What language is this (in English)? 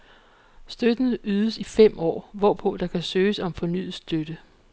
Danish